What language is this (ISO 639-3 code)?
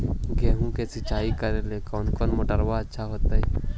mag